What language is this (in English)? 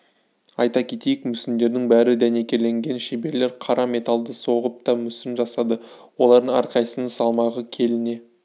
Kazakh